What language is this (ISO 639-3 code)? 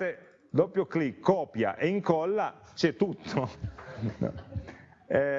ita